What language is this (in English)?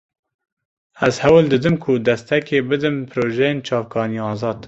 Kurdish